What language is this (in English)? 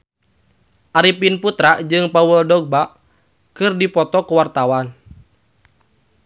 Sundanese